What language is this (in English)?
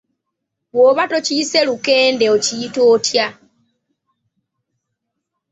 Ganda